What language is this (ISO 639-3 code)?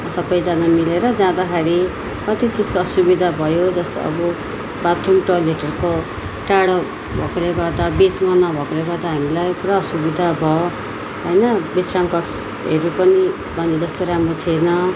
nep